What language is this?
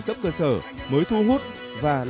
Vietnamese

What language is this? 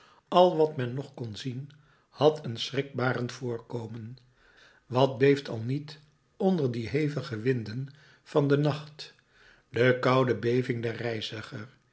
Dutch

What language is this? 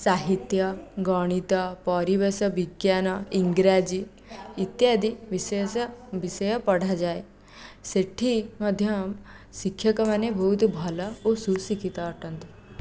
Odia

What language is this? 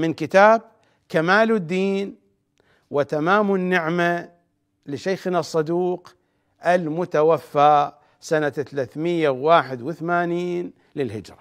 Arabic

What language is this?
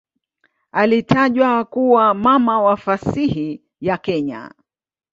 Swahili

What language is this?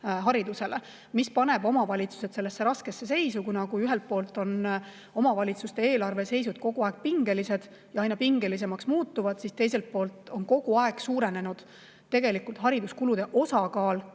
Estonian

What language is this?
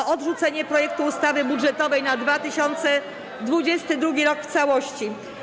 Polish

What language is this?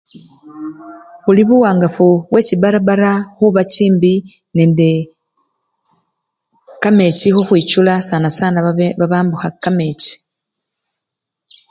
Luyia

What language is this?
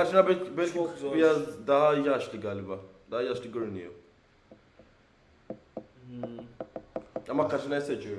Turkish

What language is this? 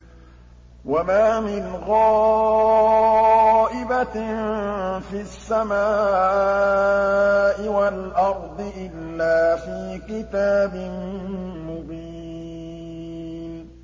Arabic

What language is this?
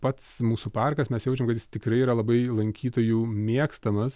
Lithuanian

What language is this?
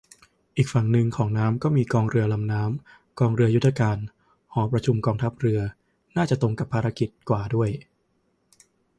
Thai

